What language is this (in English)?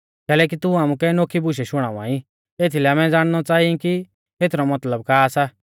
Mahasu Pahari